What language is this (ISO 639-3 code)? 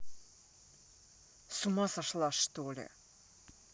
rus